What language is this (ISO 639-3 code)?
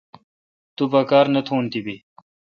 xka